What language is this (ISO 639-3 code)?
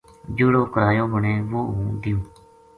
gju